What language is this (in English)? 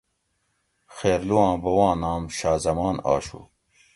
Gawri